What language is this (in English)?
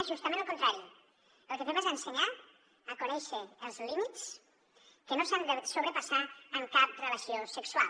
Catalan